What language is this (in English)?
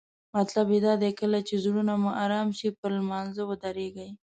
Pashto